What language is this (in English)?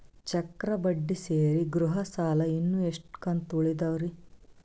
Kannada